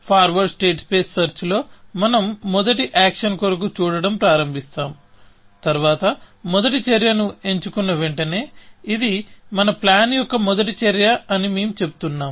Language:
Telugu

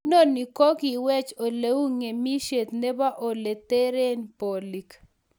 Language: Kalenjin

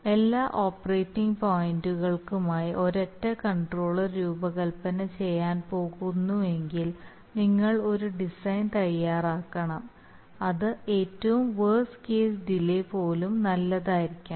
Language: Malayalam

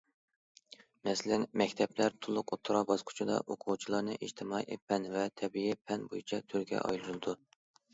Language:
Uyghur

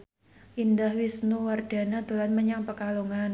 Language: Javanese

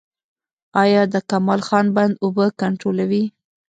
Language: Pashto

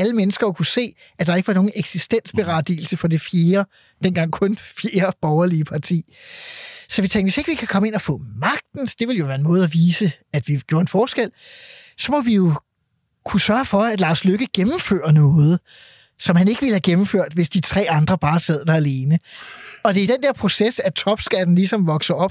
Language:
Danish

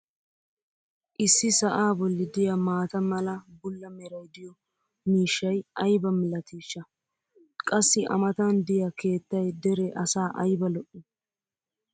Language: Wolaytta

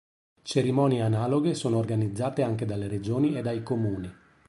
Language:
Italian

